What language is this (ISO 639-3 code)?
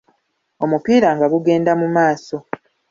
lug